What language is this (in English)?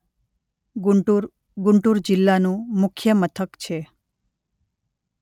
Gujarati